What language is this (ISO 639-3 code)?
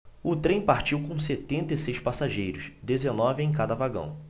por